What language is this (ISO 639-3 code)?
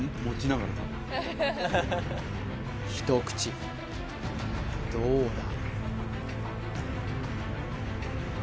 jpn